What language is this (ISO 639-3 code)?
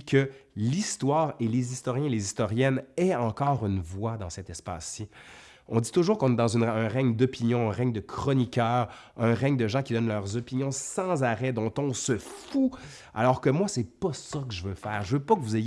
fra